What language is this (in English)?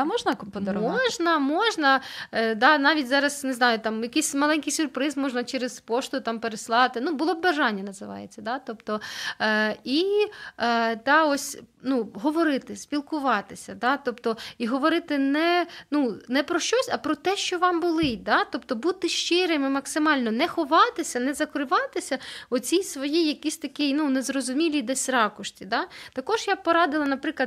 Ukrainian